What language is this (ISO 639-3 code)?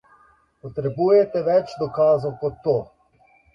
slv